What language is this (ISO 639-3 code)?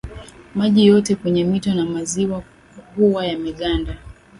swa